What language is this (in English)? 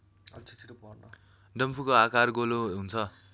Nepali